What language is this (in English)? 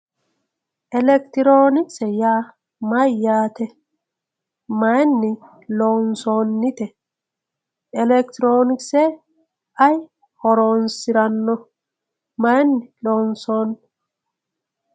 Sidamo